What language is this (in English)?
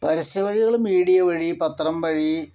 Malayalam